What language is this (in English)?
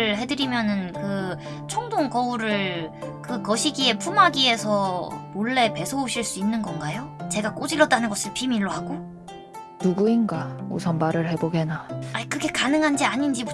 Korean